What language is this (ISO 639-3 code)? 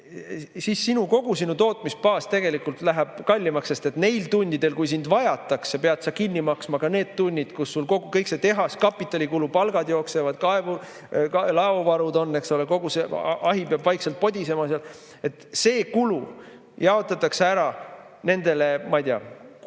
est